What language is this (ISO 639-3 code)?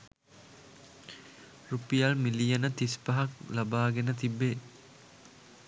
sin